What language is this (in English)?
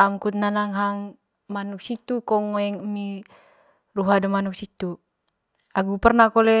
Manggarai